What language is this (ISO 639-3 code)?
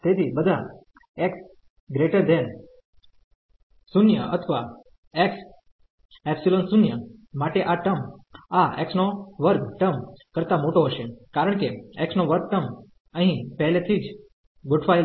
guj